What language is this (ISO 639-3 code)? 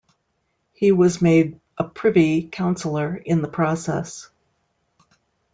eng